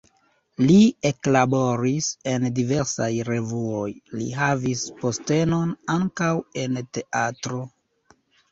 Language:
Esperanto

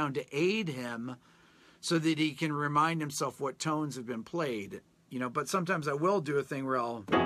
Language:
English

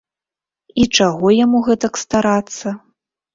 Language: Belarusian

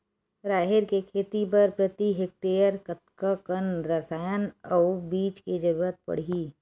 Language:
Chhattisgarhi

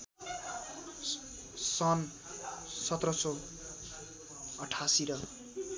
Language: Nepali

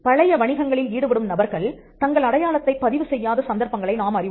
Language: Tamil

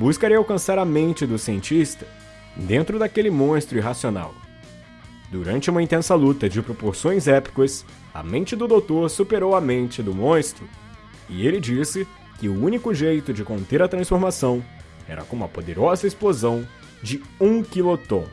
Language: Portuguese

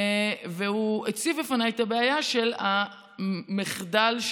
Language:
Hebrew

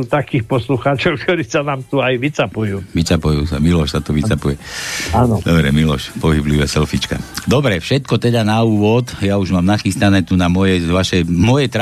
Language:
Slovak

